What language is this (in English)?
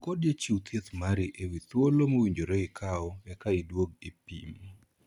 Luo (Kenya and Tanzania)